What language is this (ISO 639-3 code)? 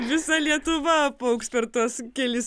lit